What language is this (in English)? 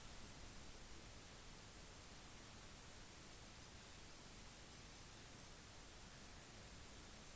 Norwegian Bokmål